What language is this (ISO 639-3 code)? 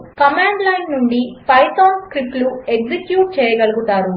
tel